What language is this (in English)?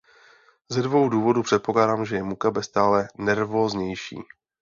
Czech